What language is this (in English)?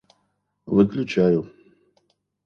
Russian